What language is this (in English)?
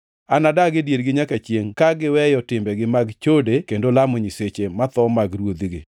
Luo (Kenya and Tanzania)